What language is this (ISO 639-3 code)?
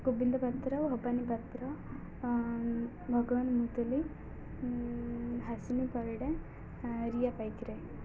ori